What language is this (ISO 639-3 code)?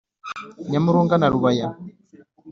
kin